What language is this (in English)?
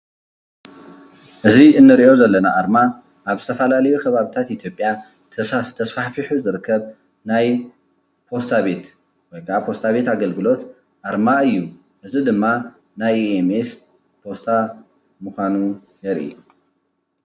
Tigrinya